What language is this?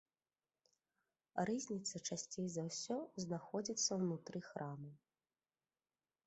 Belarusian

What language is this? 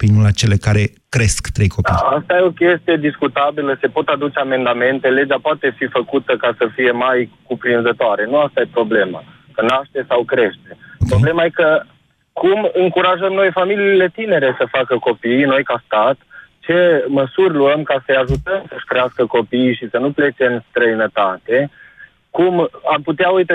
Romanian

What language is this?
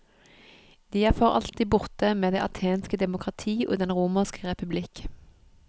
Norwegian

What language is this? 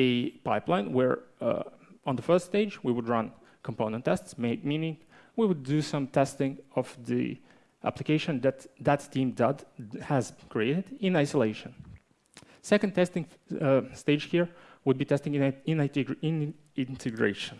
English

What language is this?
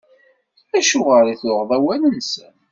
Kabyle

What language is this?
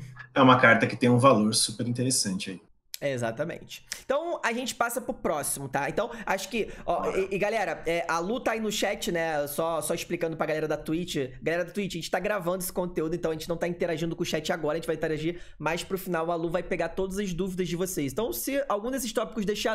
Portuguese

